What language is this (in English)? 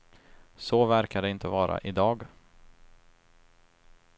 Swedish